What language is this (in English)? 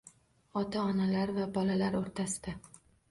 Uzbek